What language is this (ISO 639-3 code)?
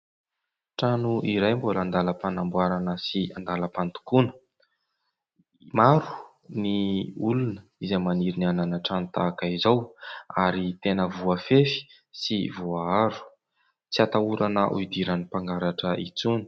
mlg